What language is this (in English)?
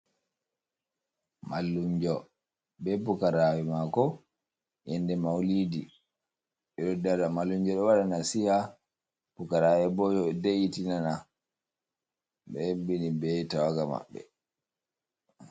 Fula